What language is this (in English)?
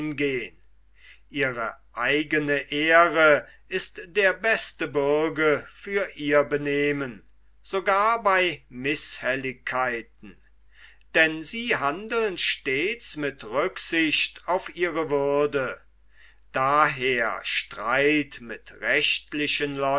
German